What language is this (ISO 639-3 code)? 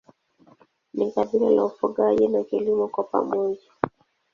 swa